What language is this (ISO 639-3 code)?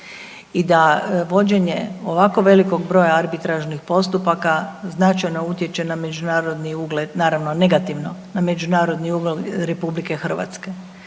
hrv